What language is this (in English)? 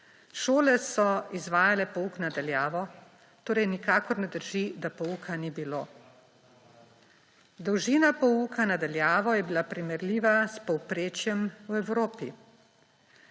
Slovenian